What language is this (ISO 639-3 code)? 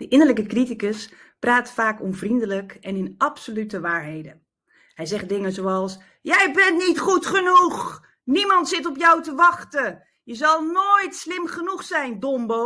nld